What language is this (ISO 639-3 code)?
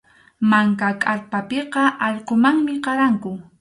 qxu